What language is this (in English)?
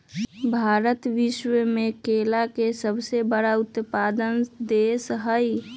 Magahi